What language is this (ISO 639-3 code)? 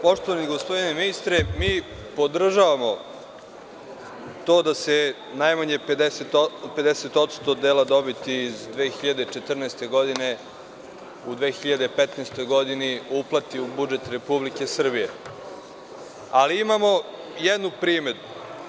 srp